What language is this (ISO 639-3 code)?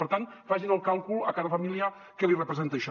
cat